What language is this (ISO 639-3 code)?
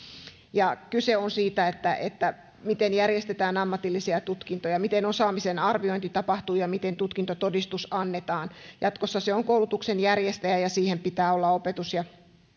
fin